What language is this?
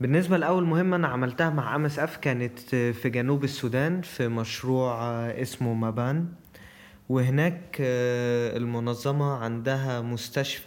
Arabic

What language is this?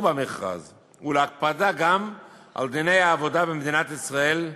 Hebrew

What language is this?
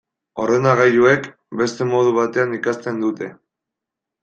Basque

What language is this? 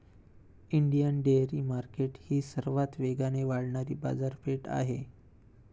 Marathi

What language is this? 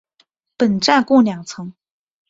Chinese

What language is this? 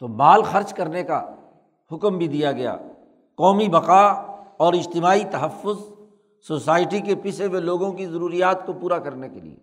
Urdu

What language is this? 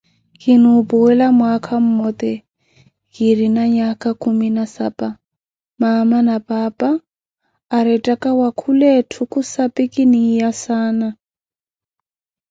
Koti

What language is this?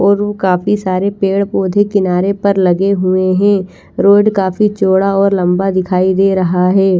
Hindi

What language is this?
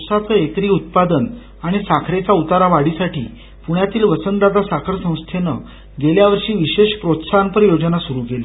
Marathi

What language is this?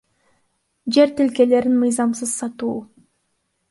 Kyrgyz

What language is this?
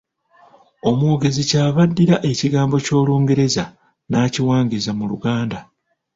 Ganda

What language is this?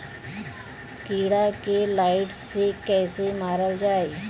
Bhojpuri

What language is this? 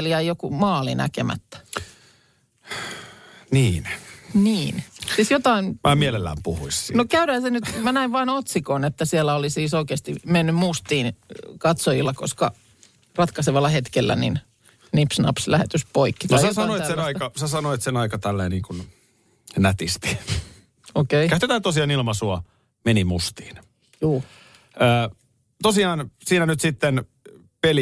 Finnish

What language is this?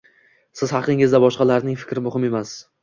Uzbek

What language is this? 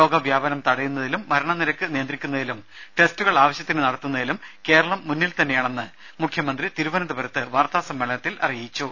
Malayalam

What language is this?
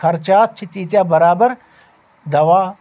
Kashmiri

